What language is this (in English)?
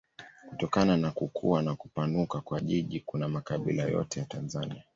Swahili